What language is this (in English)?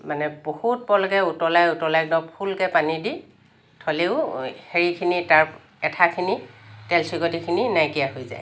Assamese